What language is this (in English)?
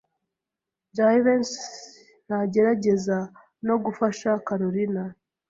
Kinyarwanda